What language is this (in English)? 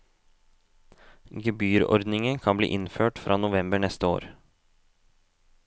Norwegian